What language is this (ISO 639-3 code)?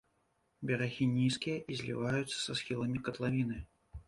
bel